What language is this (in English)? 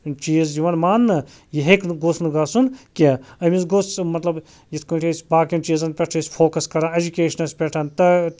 Kashmiri